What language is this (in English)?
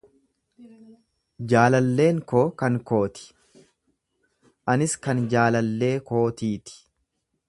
Oromo